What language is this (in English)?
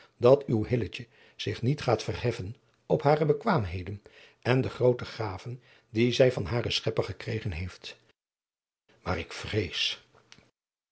Dutch